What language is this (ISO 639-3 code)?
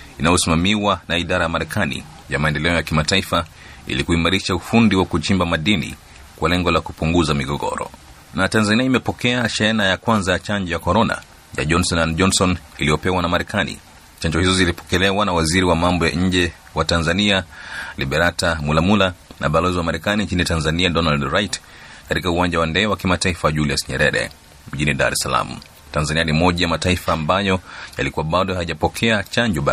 swa